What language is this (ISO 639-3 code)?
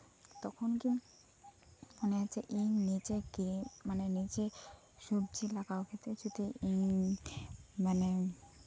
sat